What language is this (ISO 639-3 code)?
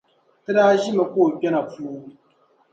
dag